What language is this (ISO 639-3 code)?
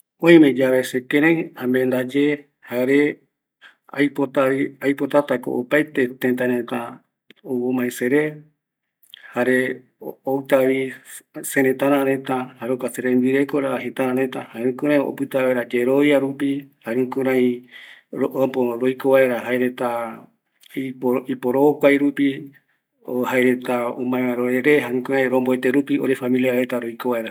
gui